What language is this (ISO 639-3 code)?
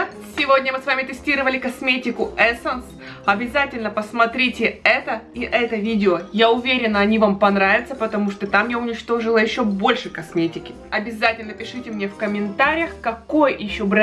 rus